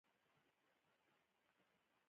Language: Pashto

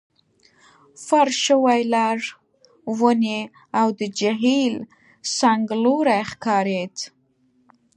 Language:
Pashto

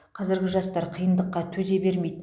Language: Kazakh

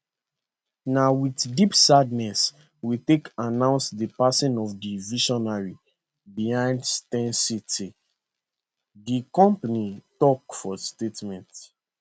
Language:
Nigerian Pidgin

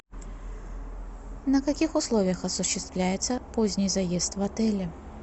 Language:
Russian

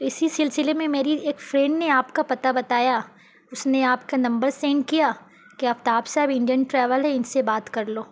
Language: Urdu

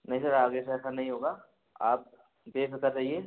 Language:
Hindi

